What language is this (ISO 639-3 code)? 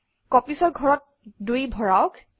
asm